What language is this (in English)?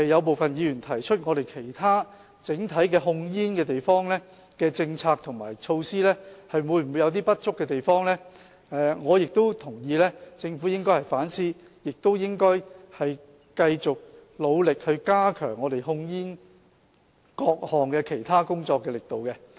Cantonese